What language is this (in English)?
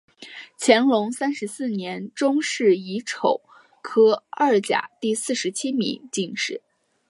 Chinese